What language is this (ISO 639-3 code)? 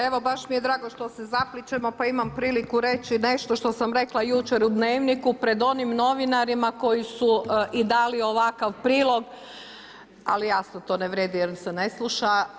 hrv